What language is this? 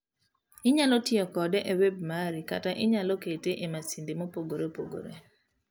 Luo (Kenya and Tanzania)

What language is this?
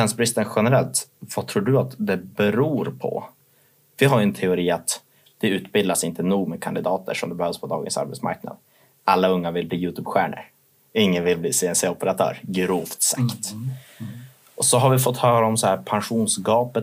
Swedish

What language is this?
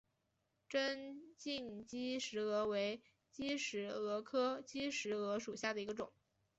Chinese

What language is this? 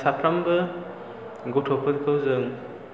Bodo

